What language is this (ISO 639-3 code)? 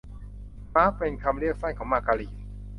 tha